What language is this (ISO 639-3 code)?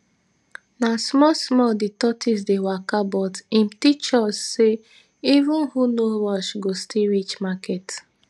pcm